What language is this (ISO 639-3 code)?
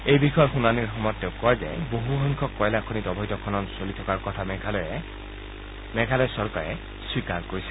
asm